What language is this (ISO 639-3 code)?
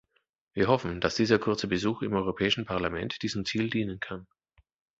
deu